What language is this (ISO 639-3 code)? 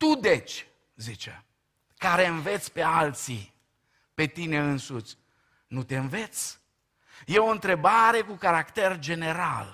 ron